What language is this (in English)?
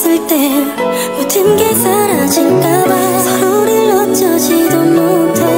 Vietnamese